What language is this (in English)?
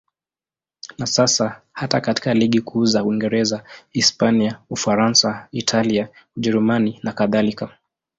Swahili